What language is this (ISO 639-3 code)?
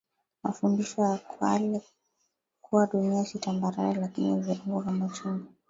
swa